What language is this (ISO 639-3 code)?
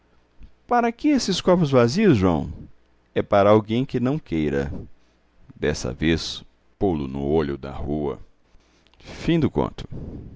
por